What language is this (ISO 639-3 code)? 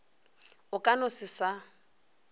nso